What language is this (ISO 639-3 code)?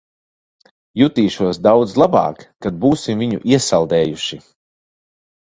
lav